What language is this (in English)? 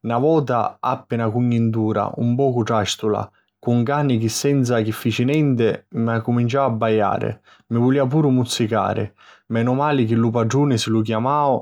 Sicilian